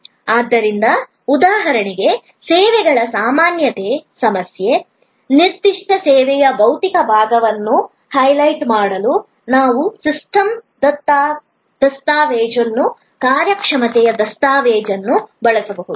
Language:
Kannada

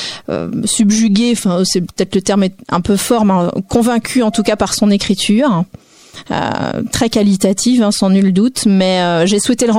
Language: French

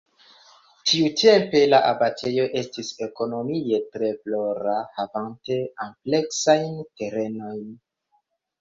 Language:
Esperanto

